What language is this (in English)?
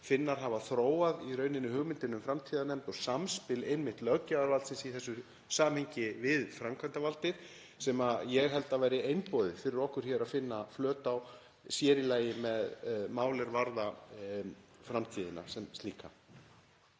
Icelandic